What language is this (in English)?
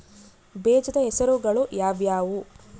Kannada